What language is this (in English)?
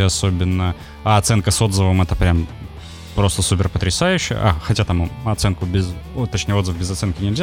Russian